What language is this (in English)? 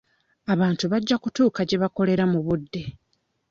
Ganda